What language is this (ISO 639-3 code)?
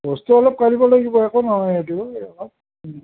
asm